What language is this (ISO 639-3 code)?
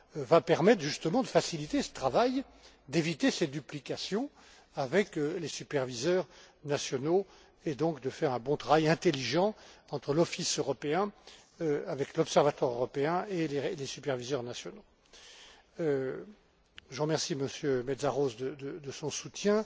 fra